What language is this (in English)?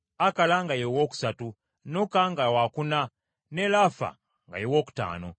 Ganda